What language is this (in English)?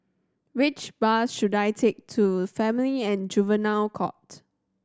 English